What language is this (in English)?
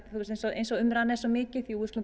Icelandic